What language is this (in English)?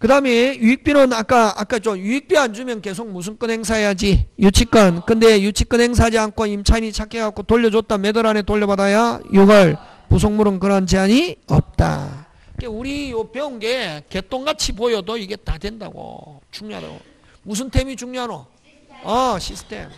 Korean